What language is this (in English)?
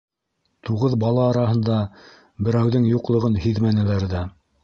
Bashkir